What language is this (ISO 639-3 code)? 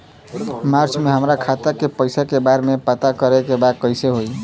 bho